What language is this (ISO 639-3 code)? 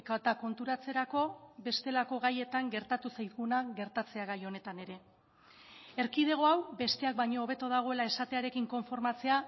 eus